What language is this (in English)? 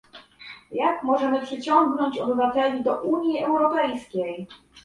Polish